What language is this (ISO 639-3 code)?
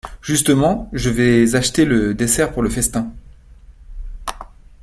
fra